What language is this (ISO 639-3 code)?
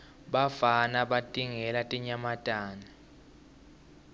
ssw